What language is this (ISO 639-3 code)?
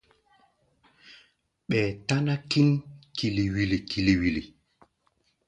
gba